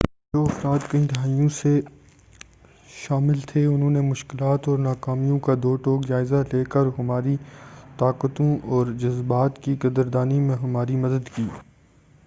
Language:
Urdu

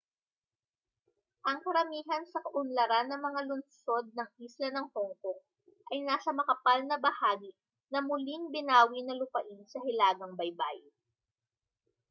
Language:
Filipino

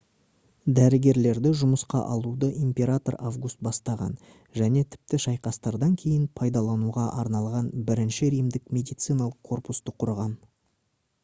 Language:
Kazakh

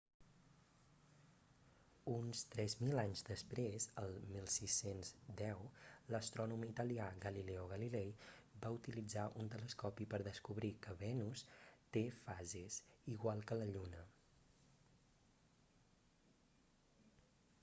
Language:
Catalan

